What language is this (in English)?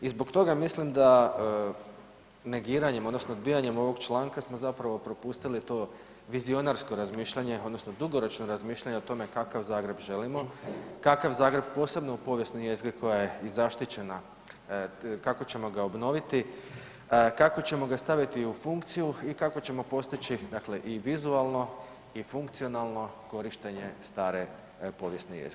Croatian